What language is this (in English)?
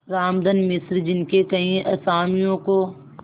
Hindi